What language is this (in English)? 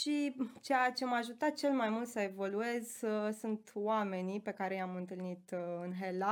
Romanian